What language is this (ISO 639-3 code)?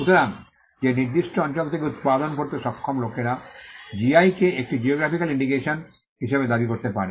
ben